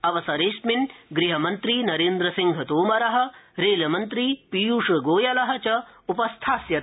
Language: Sanskrit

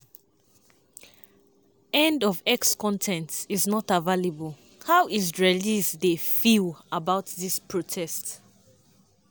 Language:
Nigerian Pidgin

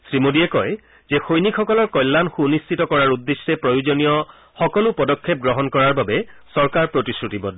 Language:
Assamese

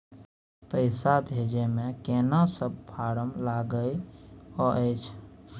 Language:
Maithili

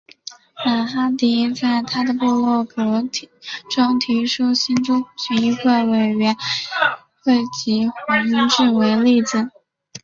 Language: Chinese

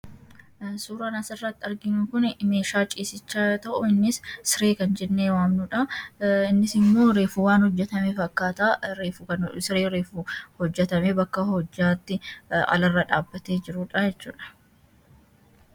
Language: Oromo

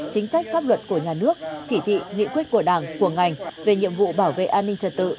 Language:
Vietnamese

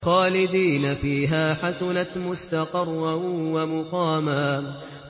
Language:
Arabic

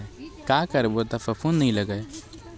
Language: Chhattisgarhi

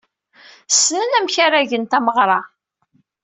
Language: Kabyle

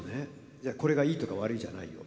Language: Japanese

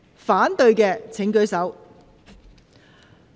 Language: Cantonese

